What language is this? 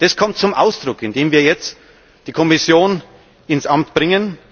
German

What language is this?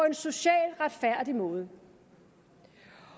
Danish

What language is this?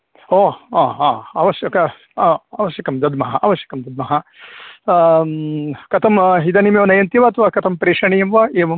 Sanskrit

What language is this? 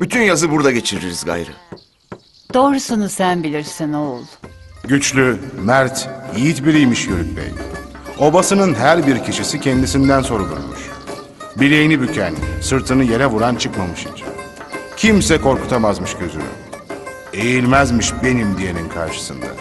Turkish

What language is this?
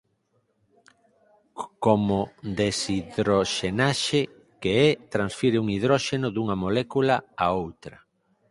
Galician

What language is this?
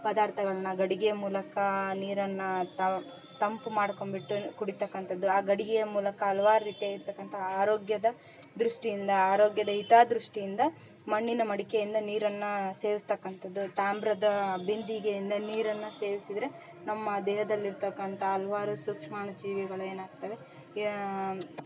Kannada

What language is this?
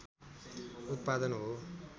Nepali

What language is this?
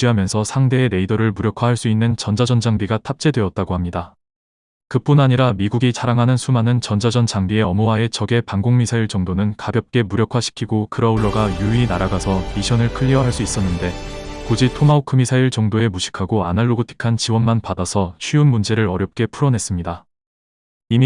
Korean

